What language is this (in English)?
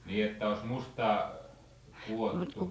Finnish